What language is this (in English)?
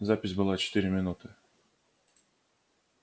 Russian